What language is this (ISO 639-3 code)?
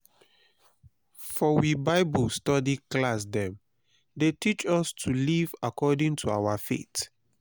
pcm